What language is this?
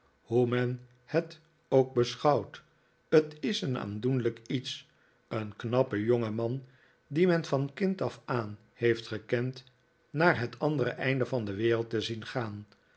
Dutch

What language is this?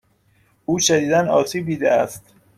Persian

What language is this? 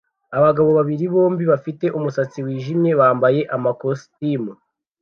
Kinyarwanda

